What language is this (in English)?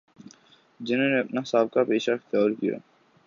Urdu